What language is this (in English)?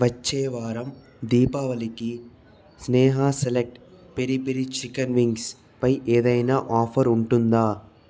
Telugu